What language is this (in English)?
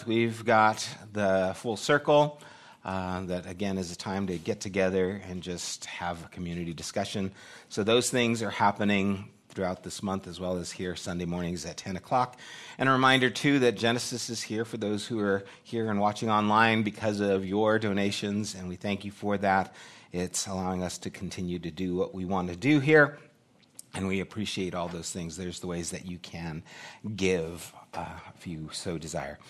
English